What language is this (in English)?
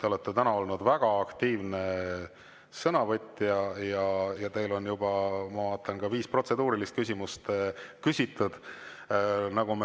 Estonian